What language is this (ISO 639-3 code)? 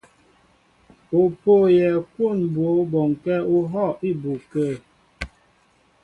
mbo